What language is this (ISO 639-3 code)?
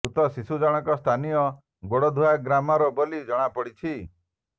ori